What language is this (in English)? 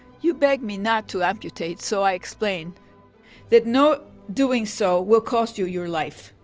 English